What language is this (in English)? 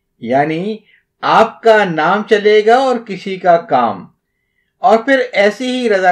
Urdu